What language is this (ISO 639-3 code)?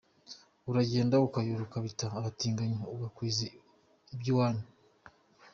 kin